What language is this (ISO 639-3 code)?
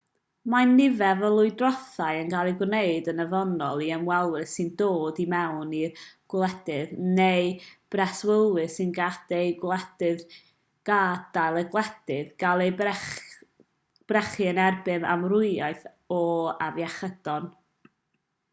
cym